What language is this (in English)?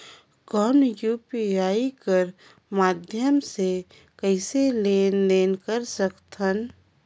Chhattisgarhi